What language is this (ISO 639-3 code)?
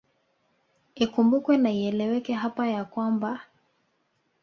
swa